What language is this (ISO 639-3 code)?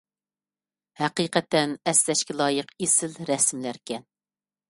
uig